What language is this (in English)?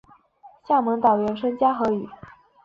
Chinese